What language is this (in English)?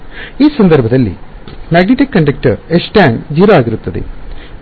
Kannada